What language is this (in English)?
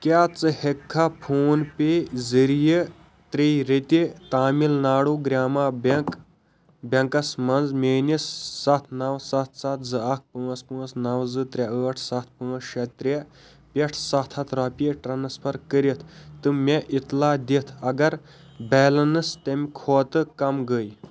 Kashmiri